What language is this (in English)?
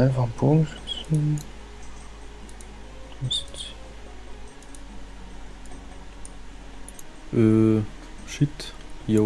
German